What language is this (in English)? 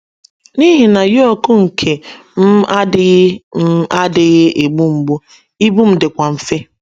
Igbo